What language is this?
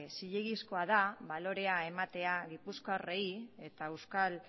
Basque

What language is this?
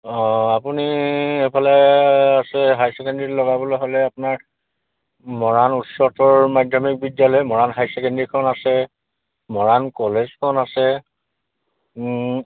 Assamese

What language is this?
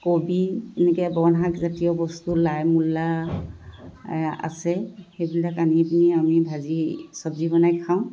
Assamese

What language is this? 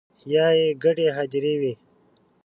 Pashto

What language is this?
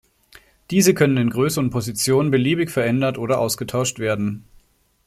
German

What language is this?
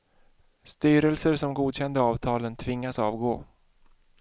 Swedish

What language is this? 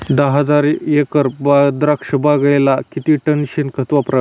Marathi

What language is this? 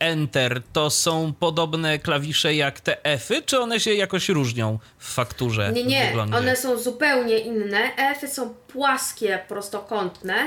Polish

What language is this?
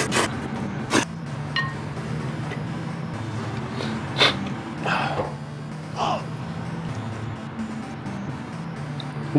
Japanese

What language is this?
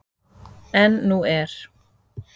Icelandic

